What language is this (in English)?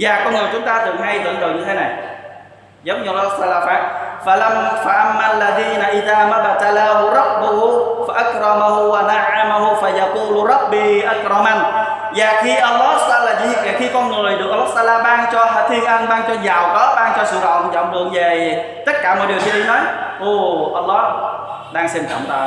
Vietnamese